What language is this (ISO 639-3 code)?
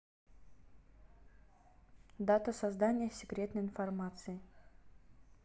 rus